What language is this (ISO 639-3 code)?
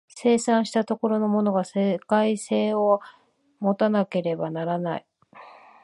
jpn